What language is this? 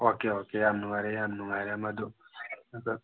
Manipuri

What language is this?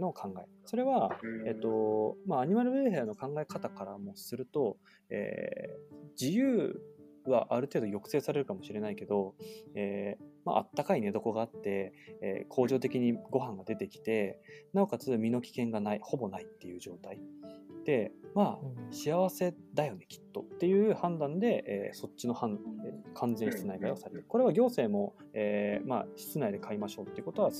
Japanese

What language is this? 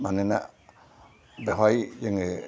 Bodo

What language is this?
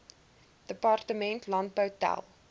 Afrikaans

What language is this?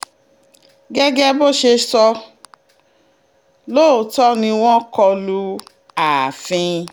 Yoruba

